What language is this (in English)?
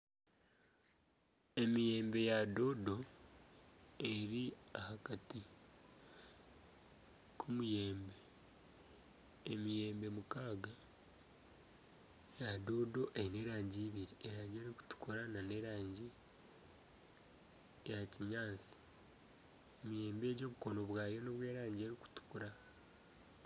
Nyankole